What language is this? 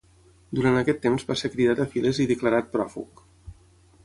Catalan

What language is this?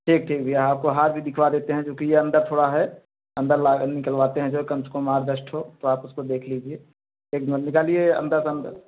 Hindi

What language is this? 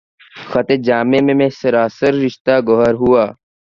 Urdu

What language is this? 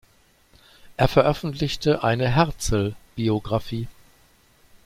German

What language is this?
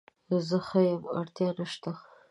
Pashto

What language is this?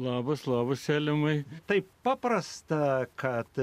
Lithuanian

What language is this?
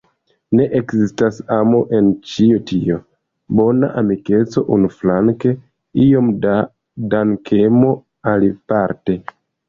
Esperanto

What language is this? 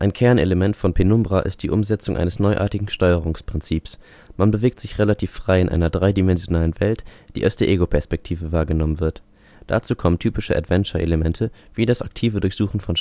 German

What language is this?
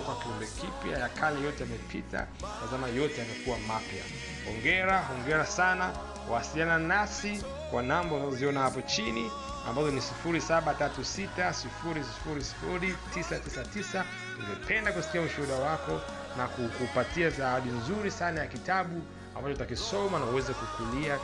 Swahili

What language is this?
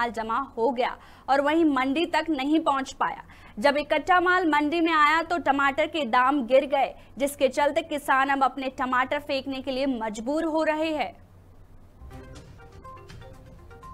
Hindi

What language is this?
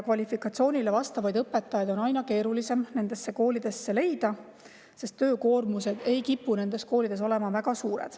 Estonian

